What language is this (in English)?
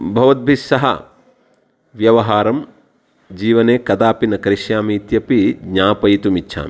Sanskrit